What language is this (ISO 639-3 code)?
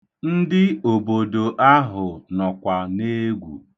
ibo